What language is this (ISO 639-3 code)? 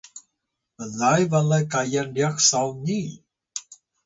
tay